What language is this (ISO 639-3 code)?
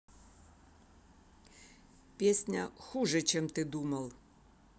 rus